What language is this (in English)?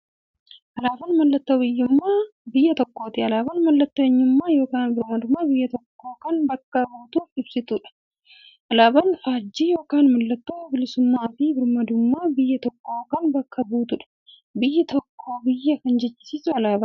Oromo